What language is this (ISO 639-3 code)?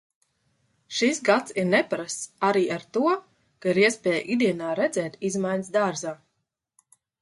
lav